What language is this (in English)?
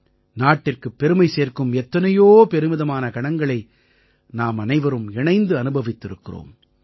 Tamil